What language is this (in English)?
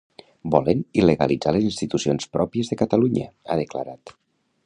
Catalan